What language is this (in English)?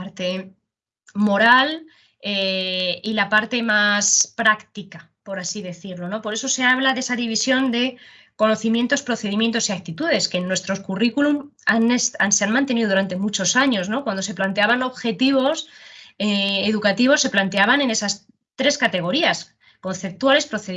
Spanish